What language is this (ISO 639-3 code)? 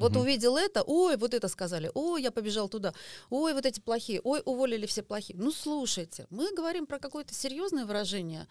rus